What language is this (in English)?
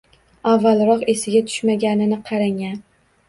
Uzbek